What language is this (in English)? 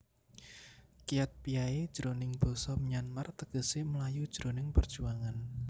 Javanese